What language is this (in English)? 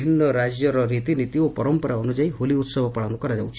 Odia